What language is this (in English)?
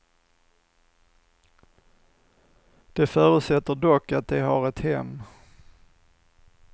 Swedish